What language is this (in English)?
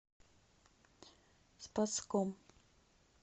Russian